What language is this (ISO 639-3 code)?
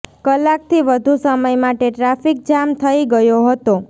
guj